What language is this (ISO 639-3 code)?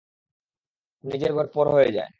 ben